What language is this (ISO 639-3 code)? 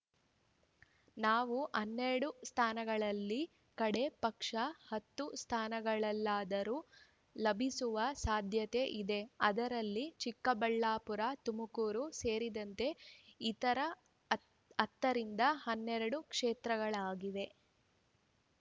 kan